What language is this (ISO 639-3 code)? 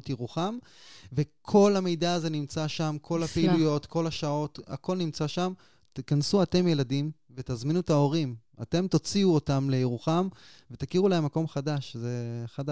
heb